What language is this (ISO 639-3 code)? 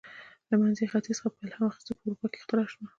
pus